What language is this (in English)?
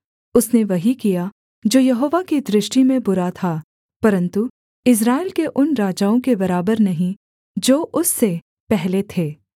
Hindi